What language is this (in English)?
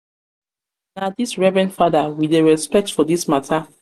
Nigerian Pidgin